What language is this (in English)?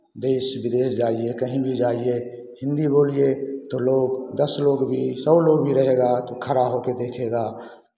Hindi